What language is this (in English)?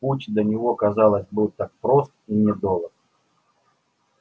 Russian